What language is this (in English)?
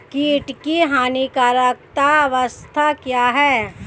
Hindi